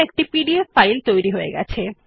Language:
Bangla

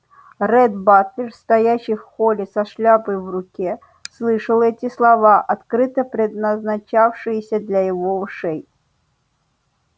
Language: Russian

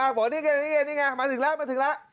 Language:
Thai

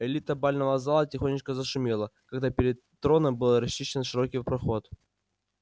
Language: Russian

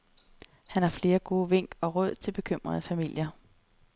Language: Danish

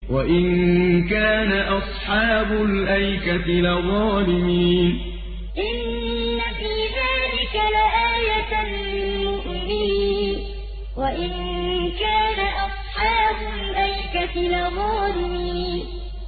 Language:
Arabic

